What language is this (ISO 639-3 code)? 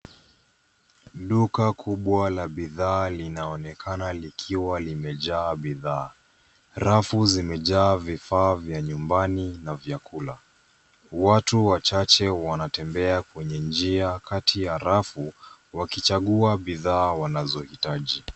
swa